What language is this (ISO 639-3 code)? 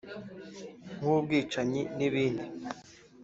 kin